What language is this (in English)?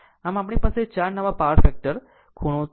Gujarati